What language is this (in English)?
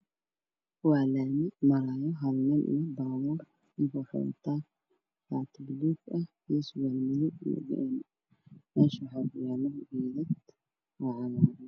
Somali